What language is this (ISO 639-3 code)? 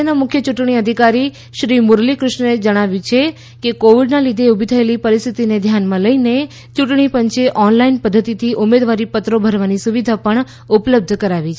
guj